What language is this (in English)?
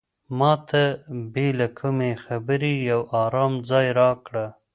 Pashto